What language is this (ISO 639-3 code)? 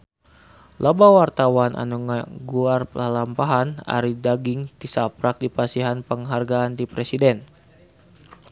sun